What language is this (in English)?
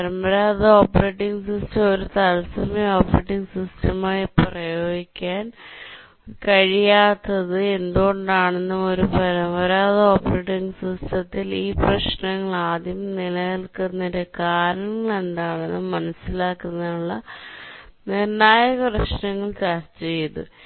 Malayalam